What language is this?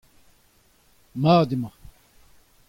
Breton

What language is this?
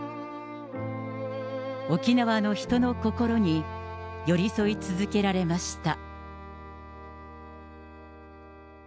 Japanese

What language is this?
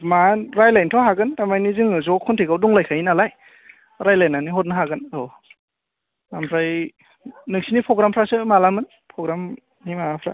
Bodo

